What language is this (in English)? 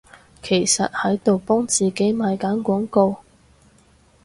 Cantonese